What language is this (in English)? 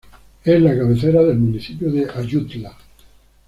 Spanish